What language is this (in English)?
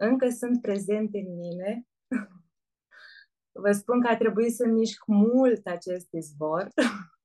Romanian